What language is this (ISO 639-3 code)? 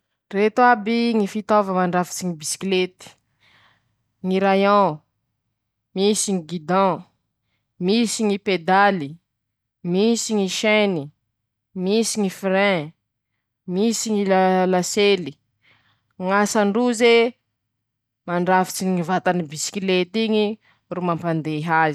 msh